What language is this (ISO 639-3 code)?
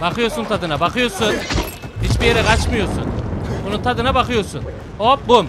tur